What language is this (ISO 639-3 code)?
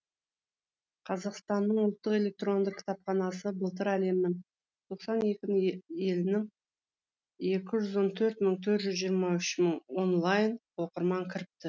kaz